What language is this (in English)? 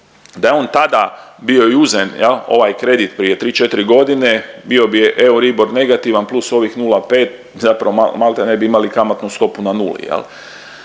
Croatian